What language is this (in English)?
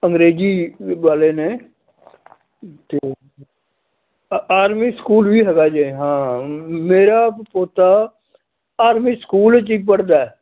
Punjabi